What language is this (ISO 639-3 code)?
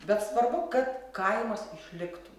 lit